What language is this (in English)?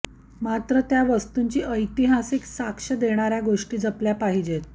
Marathi